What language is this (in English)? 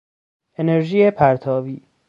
Persian